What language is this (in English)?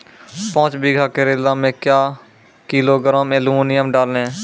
Maithili